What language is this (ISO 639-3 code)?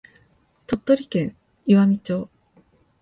jpn